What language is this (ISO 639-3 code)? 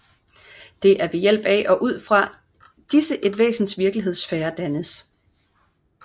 dan